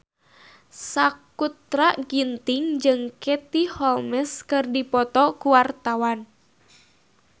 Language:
Sundanese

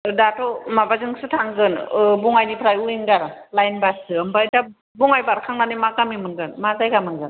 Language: Bodo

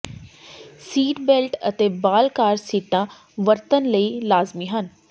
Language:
Punjabi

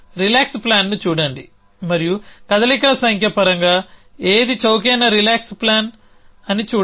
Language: Telugu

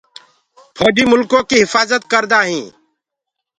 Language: Gurgula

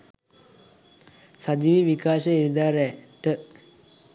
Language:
Sinhala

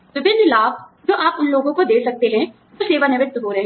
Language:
Hindi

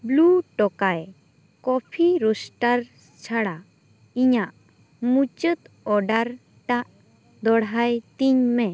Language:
Santali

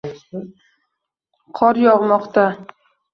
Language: Uzbek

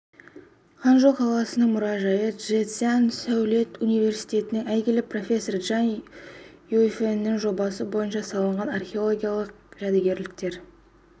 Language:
Kazakh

